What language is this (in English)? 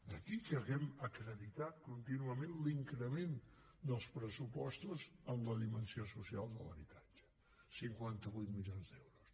Catalan